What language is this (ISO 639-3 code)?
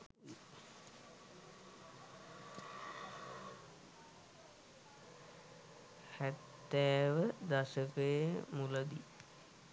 sin